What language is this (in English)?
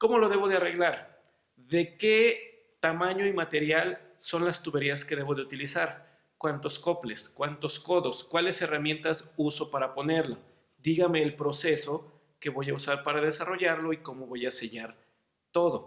Spanish